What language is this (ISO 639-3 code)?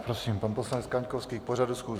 ces